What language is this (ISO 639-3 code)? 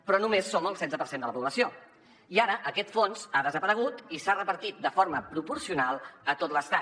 cat